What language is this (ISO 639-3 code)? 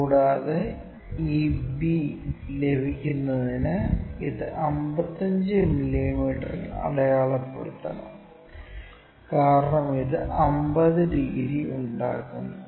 mal